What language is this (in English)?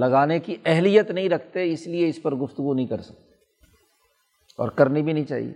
Urdu